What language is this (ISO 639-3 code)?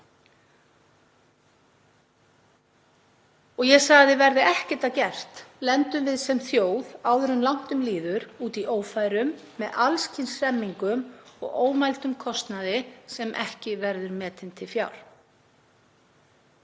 isl